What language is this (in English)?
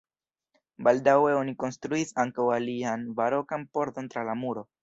Esperanto